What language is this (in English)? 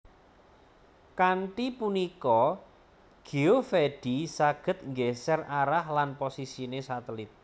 Javanese